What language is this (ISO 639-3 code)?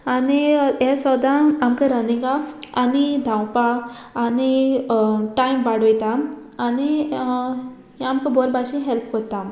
kok